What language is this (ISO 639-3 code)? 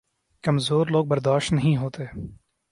urd